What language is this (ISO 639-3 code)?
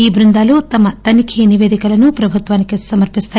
tel